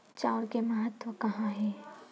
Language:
Chhattisgarhi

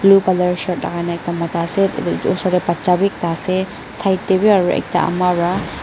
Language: Naga Pidgin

